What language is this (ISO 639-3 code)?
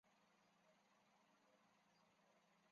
zho